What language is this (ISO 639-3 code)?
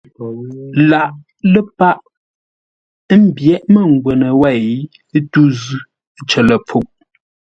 nla